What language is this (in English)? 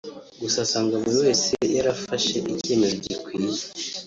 Kinyarwanda